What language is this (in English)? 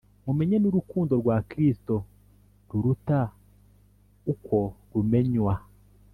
Kinyarwanda